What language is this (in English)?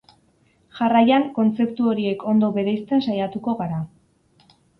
Basque